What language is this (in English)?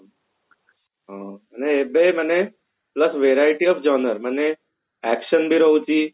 Odia